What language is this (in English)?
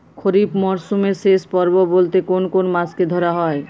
Bangla